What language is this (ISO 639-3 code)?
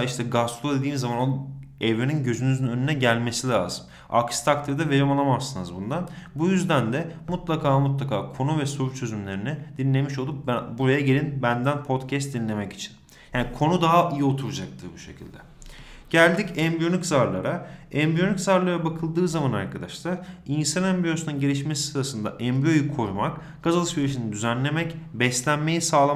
tur